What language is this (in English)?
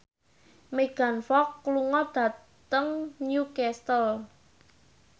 Javanese